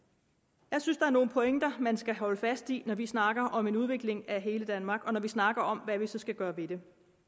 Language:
Danish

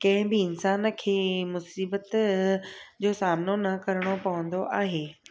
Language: Sindhi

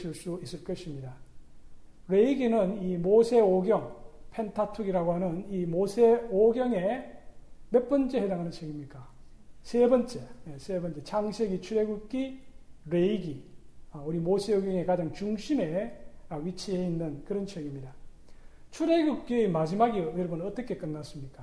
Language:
Korean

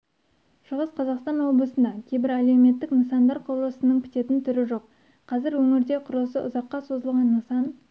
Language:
Kazakh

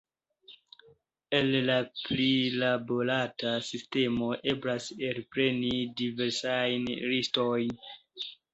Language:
Esperanto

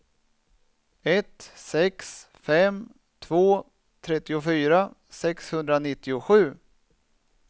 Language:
Swedish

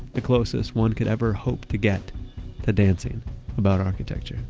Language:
English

